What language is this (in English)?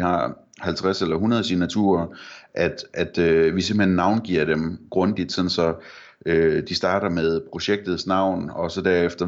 Danish